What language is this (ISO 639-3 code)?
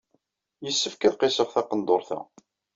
kab